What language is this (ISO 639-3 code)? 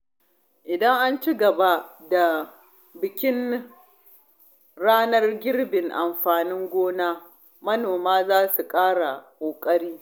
hau